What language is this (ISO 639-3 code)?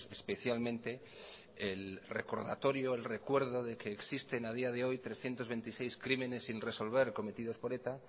spa